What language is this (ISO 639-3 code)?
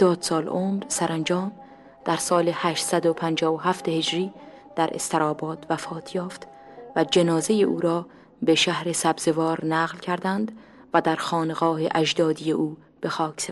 fas